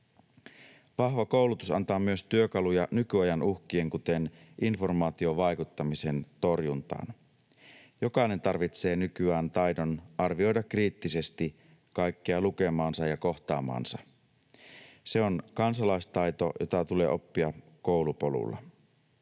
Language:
Finnish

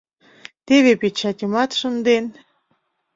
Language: Mari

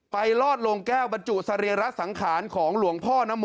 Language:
Thai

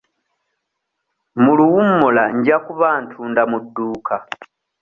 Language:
Ganda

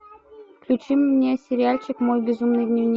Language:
Russian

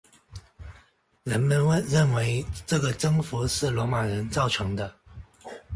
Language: Chinese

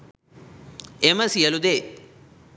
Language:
Sinhala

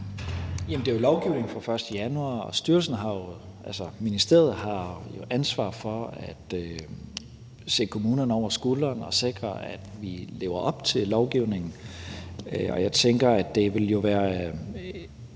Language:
Danish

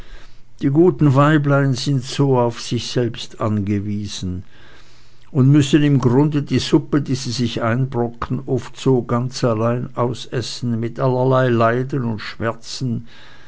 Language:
German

